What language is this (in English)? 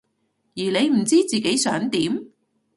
Cantonese